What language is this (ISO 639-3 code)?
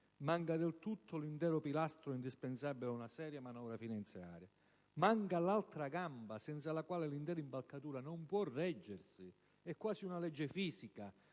ita